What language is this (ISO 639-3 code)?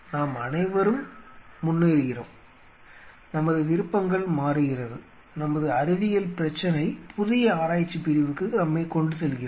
tam